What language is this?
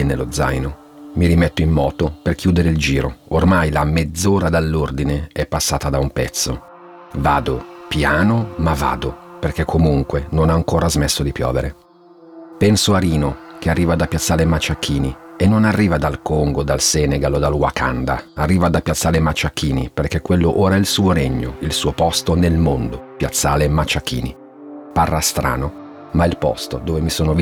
Italian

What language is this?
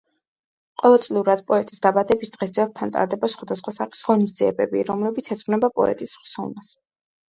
Georgian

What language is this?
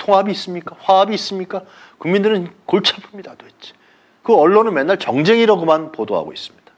Korean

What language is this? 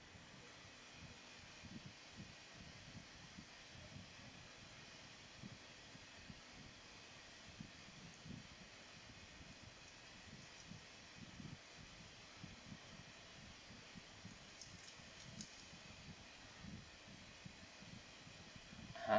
English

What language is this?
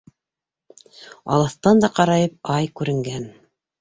Bashkir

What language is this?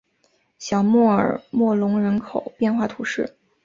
Chinese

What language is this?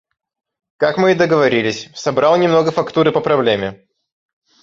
Russian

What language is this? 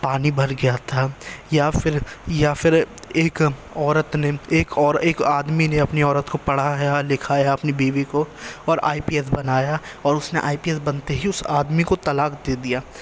Urdu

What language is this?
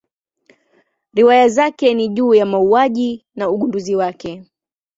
Swahili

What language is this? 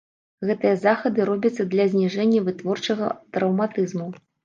Belarusian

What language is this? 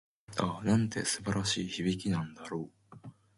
Japanese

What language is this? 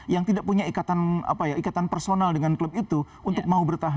Indonesian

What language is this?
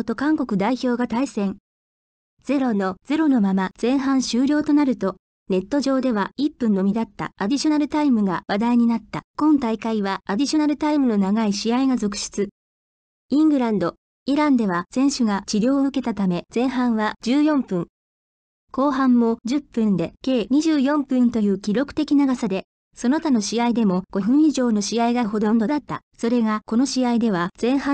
Japanese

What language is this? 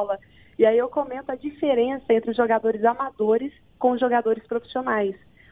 Portuguese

